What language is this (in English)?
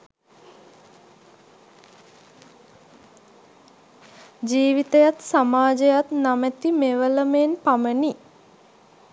Sinhala